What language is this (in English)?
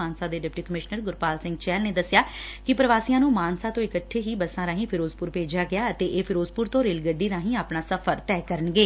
Punjabi